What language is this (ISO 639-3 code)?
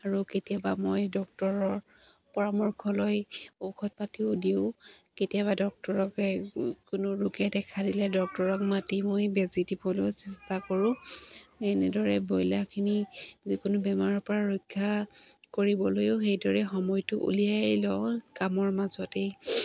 asm